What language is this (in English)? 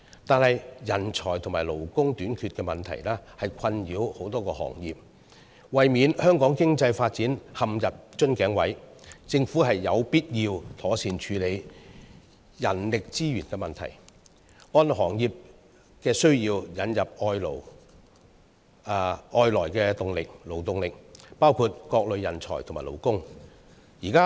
Cantonese